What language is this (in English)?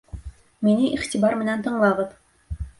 Bashkir